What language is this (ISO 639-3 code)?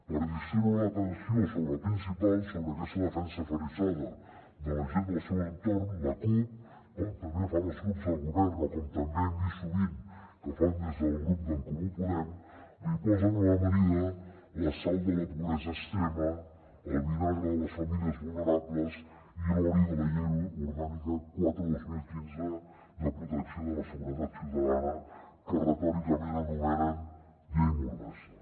cat